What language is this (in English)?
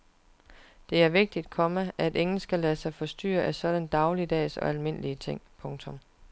Danish